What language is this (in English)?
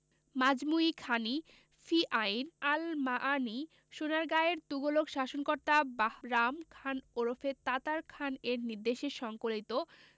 Bangla